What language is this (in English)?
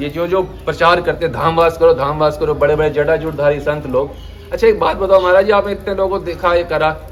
Hindi